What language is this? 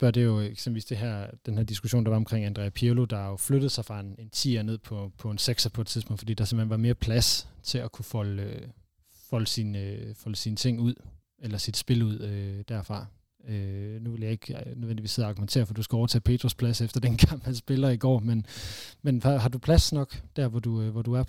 Danish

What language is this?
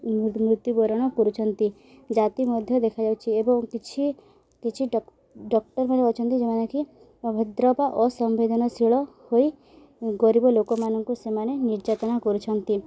Odia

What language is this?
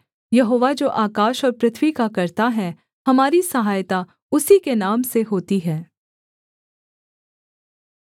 Hindi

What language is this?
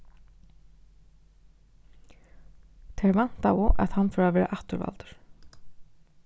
Faroese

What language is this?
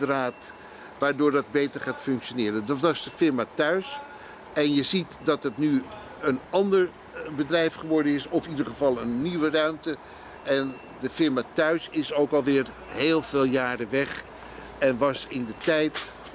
Dutch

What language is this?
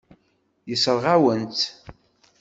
Kabyle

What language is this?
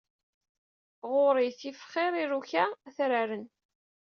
Kabyle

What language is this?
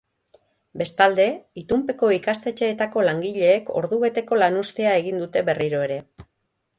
Basque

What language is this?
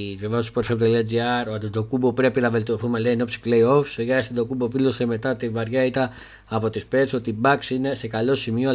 Greek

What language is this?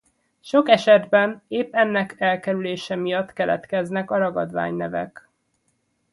Hungarian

